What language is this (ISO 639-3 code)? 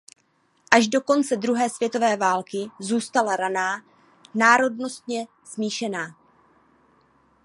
ces